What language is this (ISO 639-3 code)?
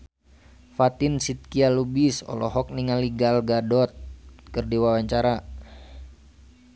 sun